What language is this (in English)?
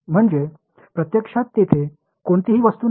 Marathi